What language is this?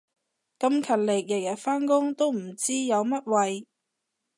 Cantonese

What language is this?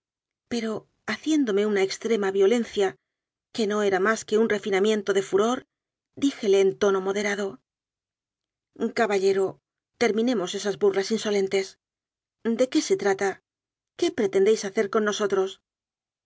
Spanish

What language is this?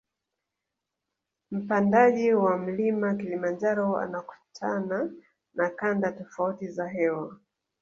Swahili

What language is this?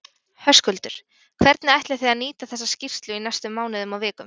Icelandic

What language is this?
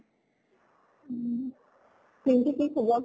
Assamese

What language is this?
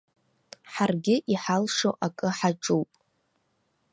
Abkhazian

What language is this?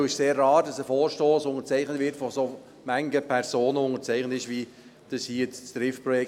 Swiss German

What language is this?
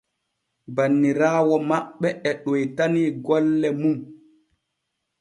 Borgu Fulfulde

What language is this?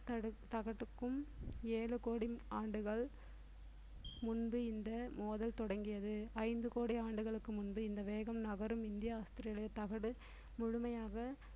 Tamil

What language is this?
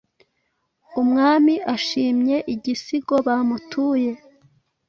Kinyarwanda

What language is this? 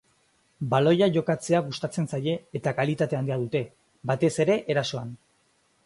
Basque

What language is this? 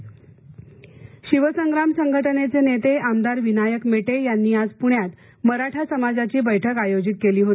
Marathi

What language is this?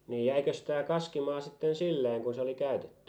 Finnish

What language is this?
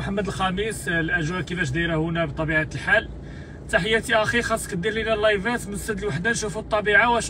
Arabic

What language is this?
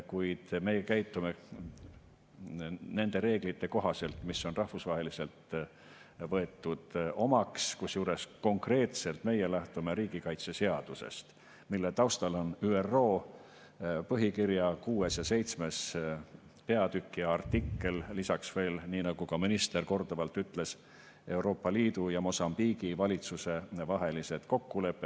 Estonian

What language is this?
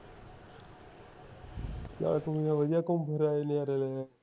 Punjabi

